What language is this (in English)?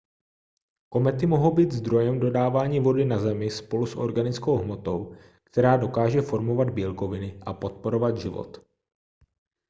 Czech